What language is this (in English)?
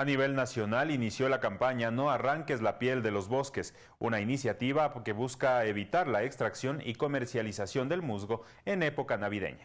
Spanish